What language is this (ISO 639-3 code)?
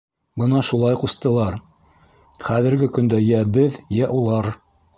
bak